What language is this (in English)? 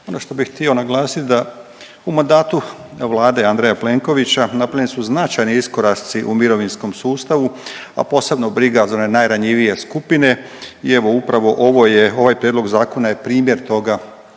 Croatian